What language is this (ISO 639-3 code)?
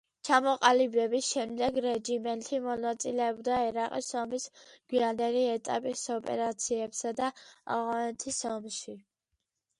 kat